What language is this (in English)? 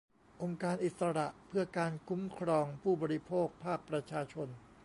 Thai